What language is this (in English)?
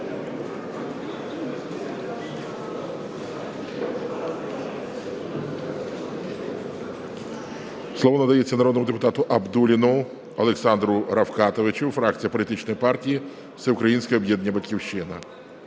Ukrainian